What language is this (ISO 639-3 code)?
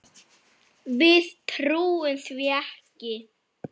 isl